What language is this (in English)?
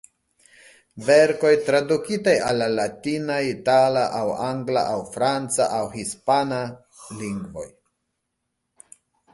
Esperanto